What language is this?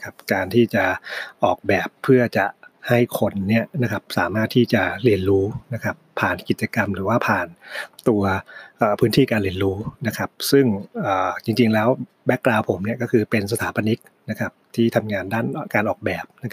Thai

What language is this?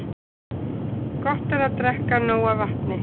Icelandic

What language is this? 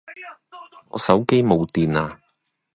Cantonese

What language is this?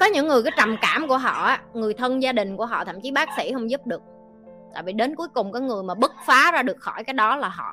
Vietnamese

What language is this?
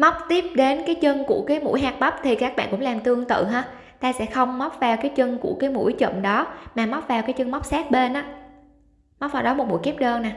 Vietnamese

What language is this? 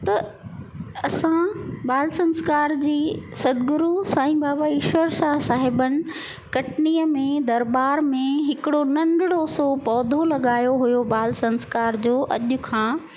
Sindhi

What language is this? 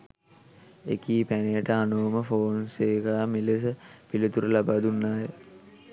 Sinhala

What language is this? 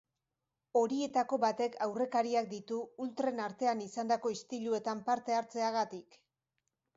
Basque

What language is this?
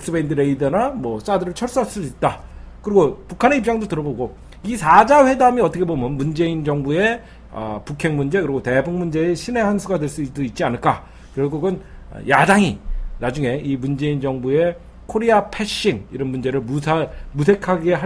Korean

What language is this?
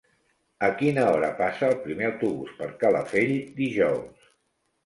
Catalan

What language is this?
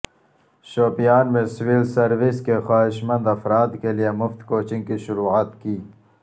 Urdu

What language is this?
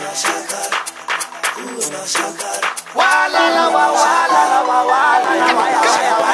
English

